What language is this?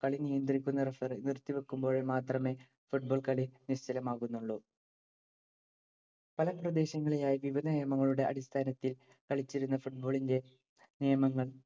Malayalam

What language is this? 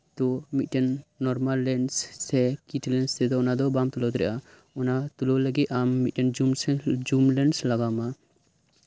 Santali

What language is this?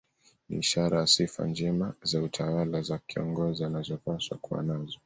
Swahili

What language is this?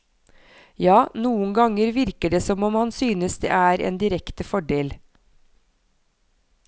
Norwegian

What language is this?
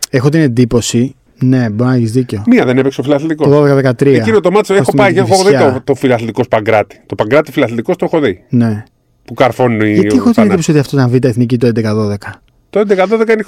Greek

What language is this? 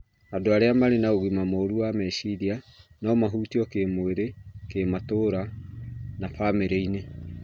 Kikuyu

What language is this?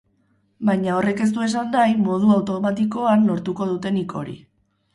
Basque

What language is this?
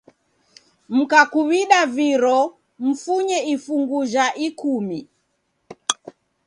Taita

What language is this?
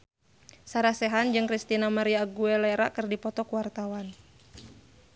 Sundanese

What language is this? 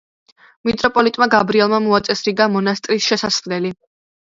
Georgian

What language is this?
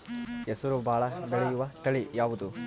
Kannada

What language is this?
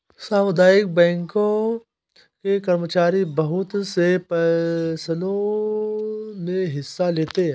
Hindi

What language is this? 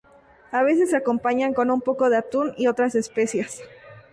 Spanish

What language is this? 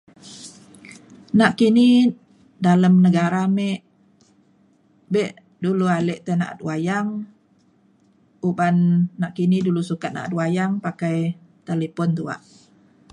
Mainstream Kenyah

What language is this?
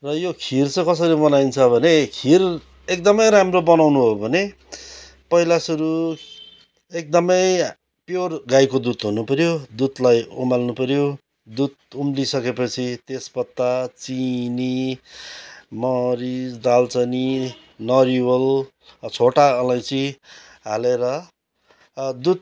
Nepali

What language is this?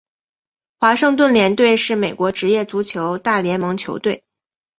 Chinese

